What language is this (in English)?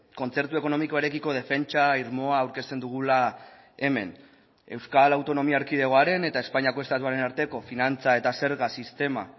Basque